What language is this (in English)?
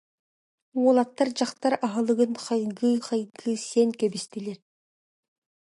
Yakut